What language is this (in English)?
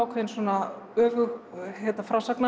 Icelandic